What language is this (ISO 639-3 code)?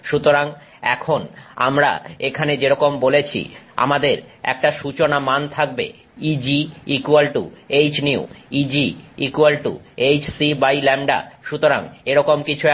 ben